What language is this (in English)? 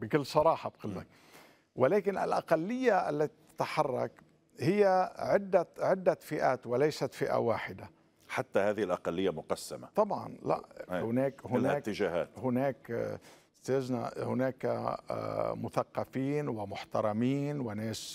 Arabic